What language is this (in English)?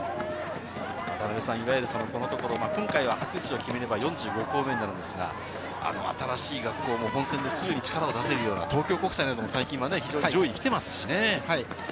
Japanese